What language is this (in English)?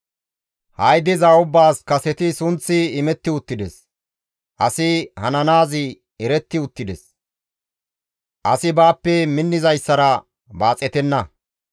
Gamo